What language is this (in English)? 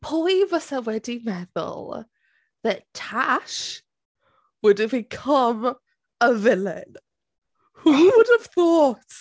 Welsh